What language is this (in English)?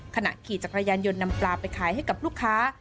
Thai